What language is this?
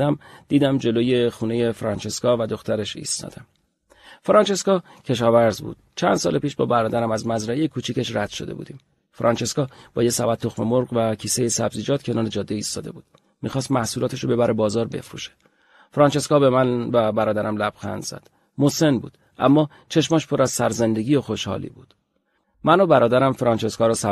Persian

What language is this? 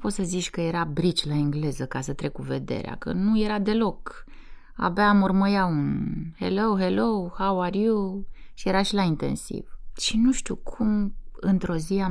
Romanian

